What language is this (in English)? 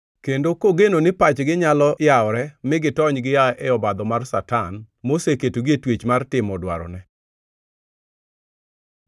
Luo (Kenya and Tanzania)